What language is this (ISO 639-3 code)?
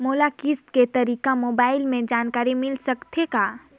hne